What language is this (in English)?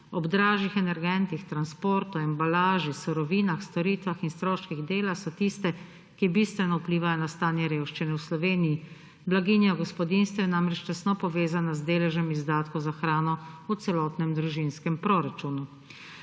Slovenian